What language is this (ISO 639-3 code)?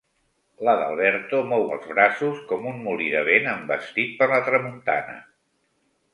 cat